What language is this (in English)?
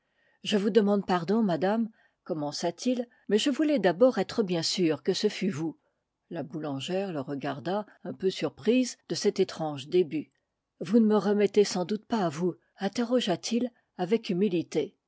French